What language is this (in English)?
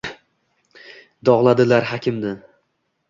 Uzbek